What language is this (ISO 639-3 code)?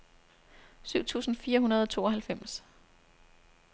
dan